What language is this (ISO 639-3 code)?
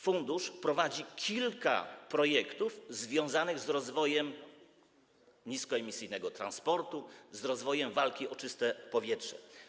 pol